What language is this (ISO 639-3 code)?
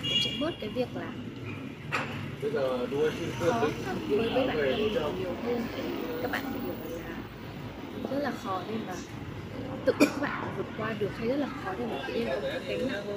vie